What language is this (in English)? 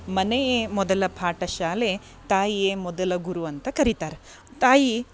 Kannada